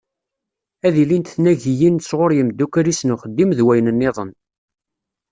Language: Kabyle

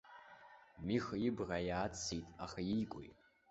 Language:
Abkhazian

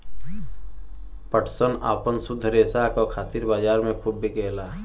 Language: Bhojpuri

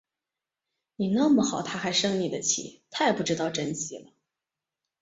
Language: Chinese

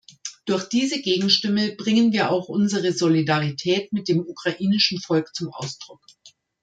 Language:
German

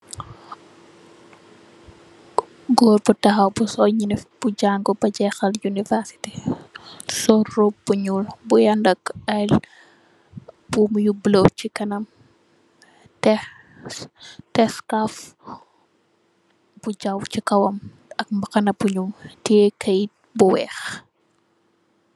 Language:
Wolof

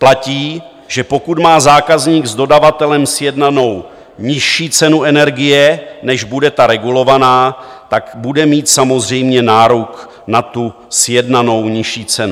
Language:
Czech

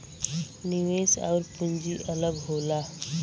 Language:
Bhojpuri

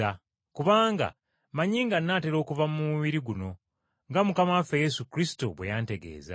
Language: Ganda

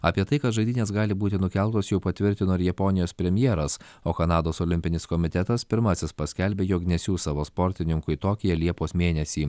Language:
Lithuanian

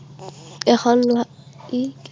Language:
Assamese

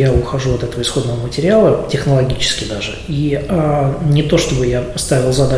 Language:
Russian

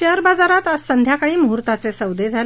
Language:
Marathi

